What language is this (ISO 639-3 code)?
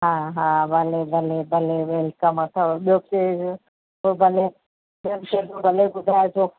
snd